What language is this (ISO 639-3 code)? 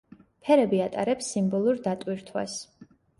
kat